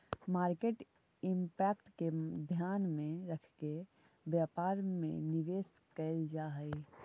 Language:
Magahi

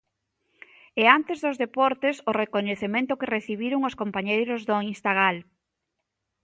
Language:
Galician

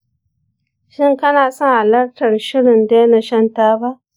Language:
Hausa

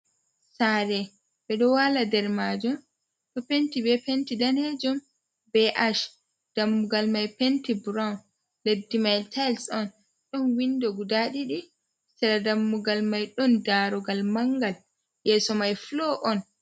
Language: Fula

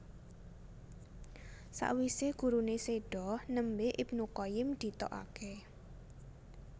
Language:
Javanese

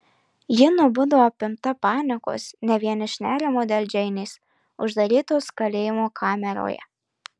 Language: Lithuanian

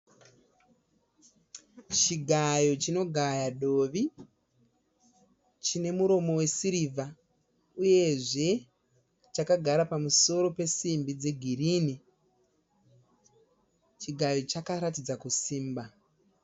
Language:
Shona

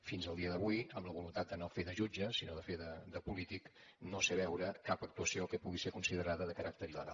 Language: Catalan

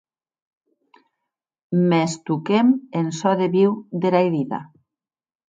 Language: Occitan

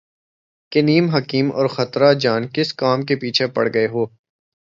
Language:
Urdu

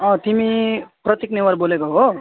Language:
Nepali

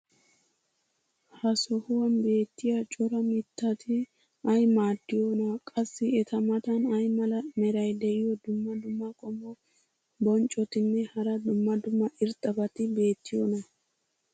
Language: Wolaytta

